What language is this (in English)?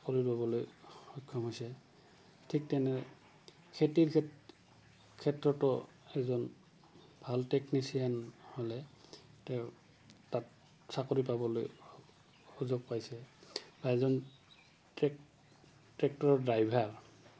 Assamese